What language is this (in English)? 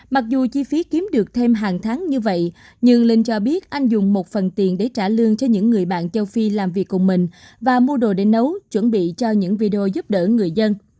Vietnamese